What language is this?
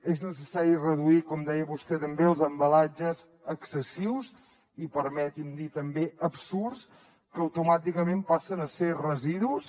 Catalan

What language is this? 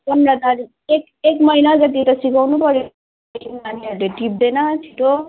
Nepali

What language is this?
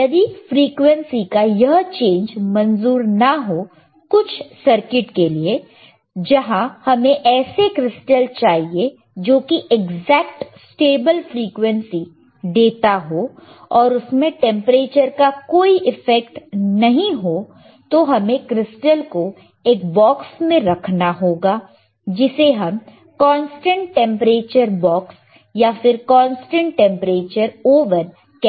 Hindi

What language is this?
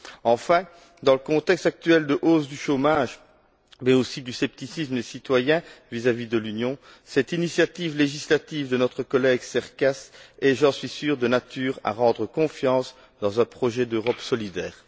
French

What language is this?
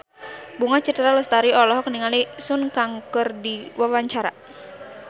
Sundanese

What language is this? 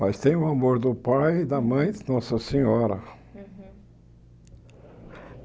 Portuguese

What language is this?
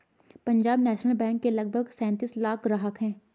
Hindi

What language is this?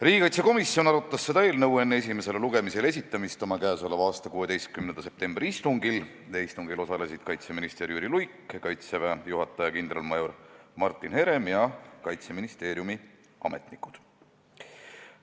Estonian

